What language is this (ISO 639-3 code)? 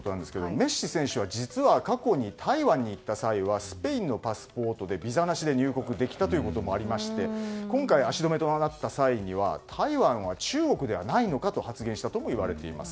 jpn